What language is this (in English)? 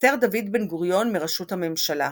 Hebrew